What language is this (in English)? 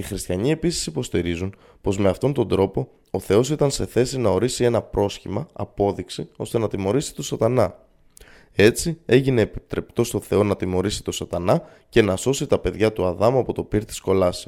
Greek